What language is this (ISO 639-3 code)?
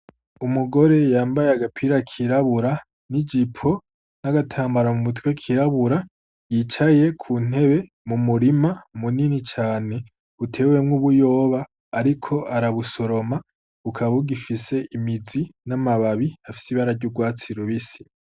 run